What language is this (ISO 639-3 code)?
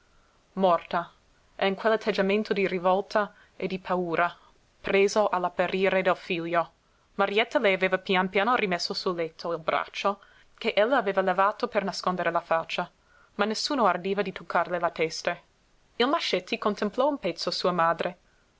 ita